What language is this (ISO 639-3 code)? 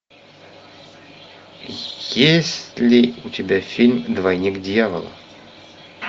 rus